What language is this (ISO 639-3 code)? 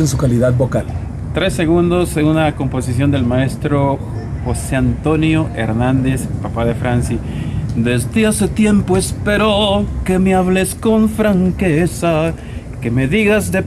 spa